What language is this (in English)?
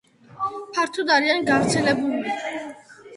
Georgian